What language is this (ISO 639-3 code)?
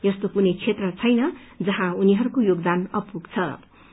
nep